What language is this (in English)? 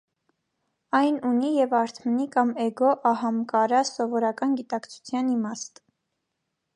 Armenian